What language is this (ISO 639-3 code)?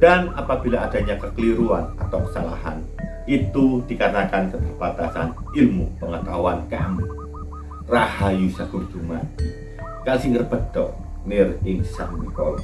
ind